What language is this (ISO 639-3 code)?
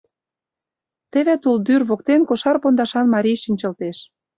chm